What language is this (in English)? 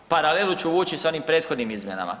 Croatian